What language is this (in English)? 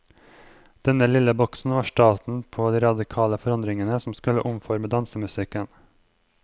Norwegian